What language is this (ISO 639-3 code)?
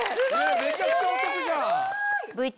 jpn